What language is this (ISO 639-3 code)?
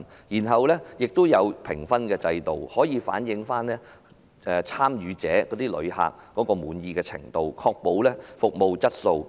yue